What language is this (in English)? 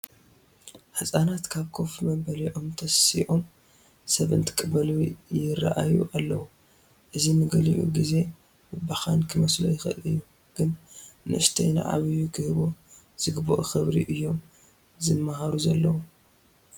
Tigrinya